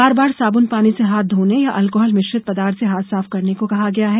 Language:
Hindi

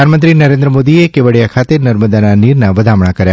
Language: Gujarati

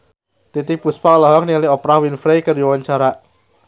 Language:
Sundanese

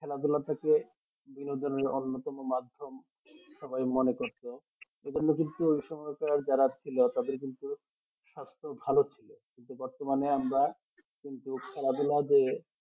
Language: Bangla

